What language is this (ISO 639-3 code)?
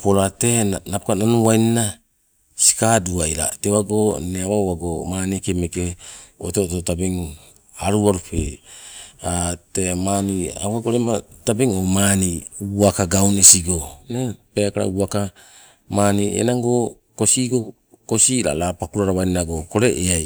nco